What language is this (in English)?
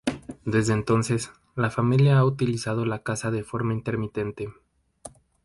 Spanish